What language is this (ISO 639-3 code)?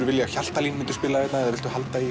isl